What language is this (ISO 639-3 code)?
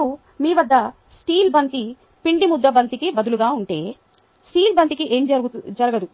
tel